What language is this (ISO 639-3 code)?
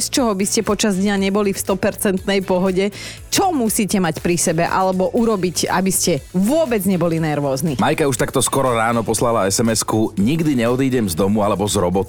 slk